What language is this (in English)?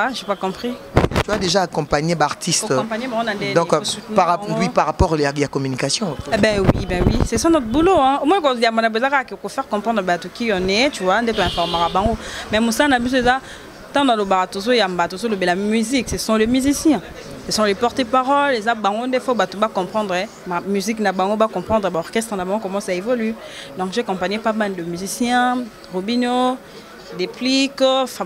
French